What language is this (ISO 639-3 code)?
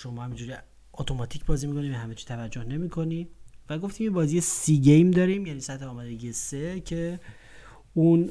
fas